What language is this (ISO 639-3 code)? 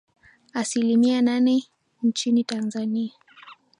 swa